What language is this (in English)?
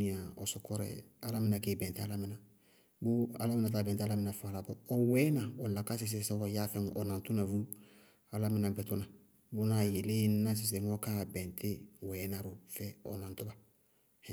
Bago-Kusuntu